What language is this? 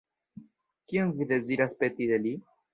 Esperanto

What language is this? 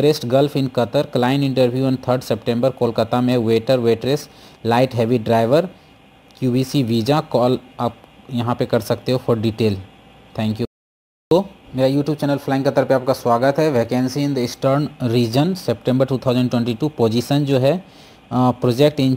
Hindi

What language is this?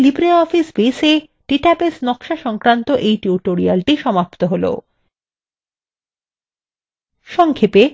Bangla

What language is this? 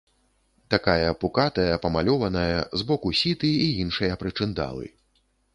Belarusian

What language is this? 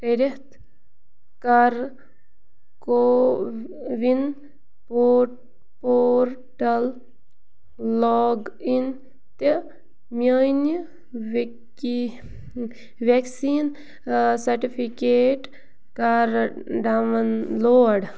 Kashmiri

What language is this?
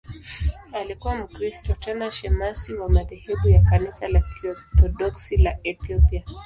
Swahili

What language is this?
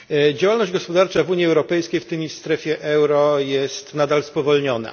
Polish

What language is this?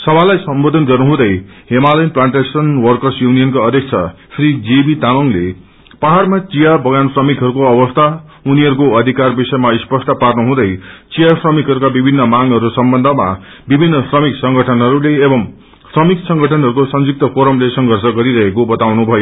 Nepali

